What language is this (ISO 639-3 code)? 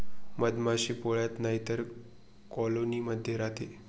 mar